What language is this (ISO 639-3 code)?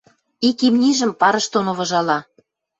mrj